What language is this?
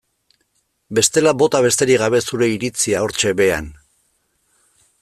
Basque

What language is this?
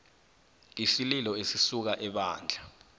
South Ndebele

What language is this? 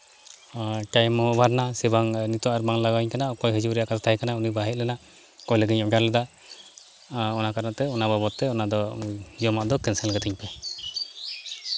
Santali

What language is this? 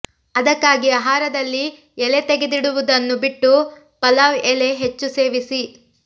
Kannada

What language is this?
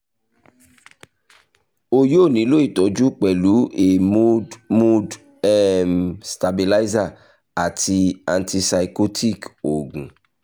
Yoruba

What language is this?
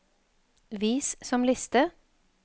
Norwegian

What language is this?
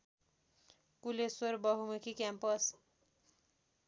Nepali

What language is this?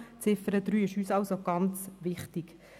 Swiss German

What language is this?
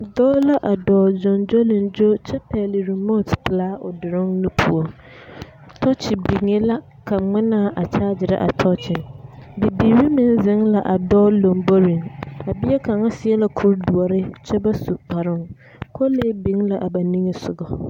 Southern Dagaare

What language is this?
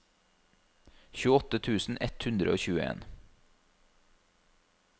Norwegian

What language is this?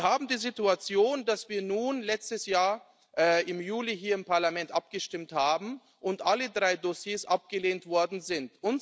German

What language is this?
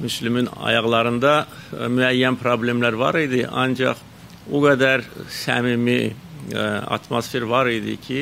Turkish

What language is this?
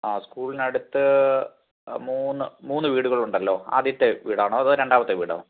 Malayalam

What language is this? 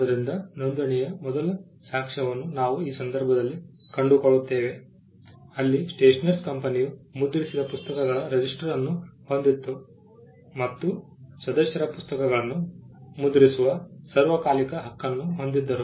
Kannada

